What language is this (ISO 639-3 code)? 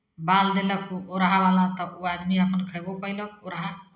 mai